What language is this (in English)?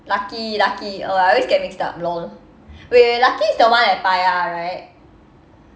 English